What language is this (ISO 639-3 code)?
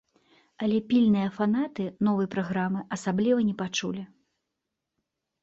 bel